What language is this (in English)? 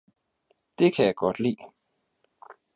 Danish